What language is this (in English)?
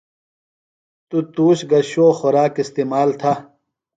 Phalura